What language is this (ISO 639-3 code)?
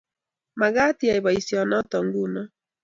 kln